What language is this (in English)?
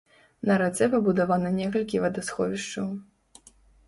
Belarusian